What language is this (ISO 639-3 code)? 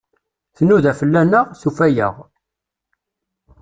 kab